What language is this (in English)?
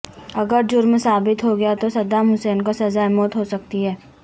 Urdu